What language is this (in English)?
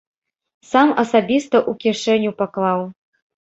Belarusian